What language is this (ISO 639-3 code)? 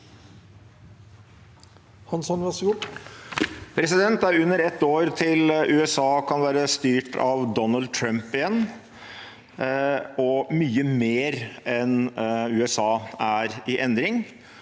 nor